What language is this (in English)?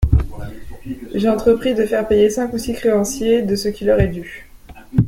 French